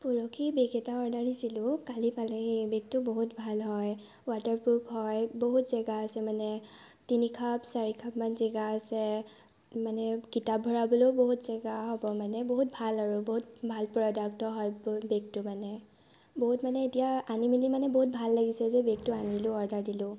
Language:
Assamese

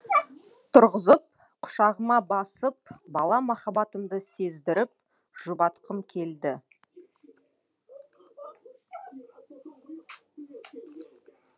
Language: Kazakh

